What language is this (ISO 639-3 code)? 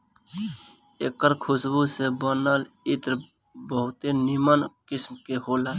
bho